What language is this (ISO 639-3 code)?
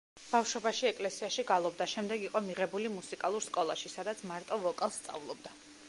kat